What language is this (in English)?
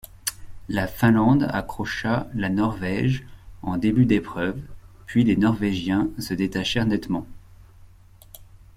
French